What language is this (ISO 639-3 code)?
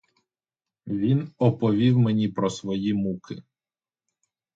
ukr